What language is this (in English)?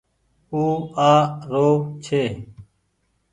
Goaria